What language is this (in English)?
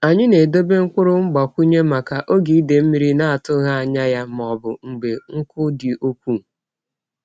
Igbo